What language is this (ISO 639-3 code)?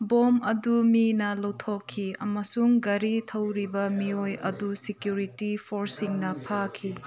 mni